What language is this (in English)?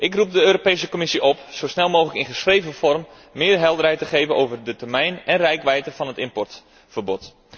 Dutch